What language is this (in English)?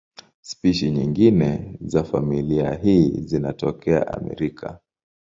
Swahili